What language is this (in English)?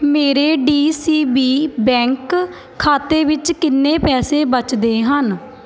Punjabi